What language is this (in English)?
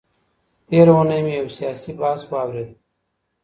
Pashto